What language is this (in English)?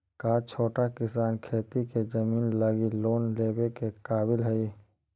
Magahi